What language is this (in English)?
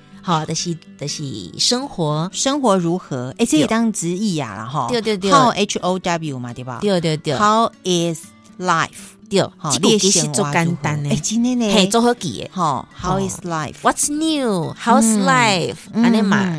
Chinese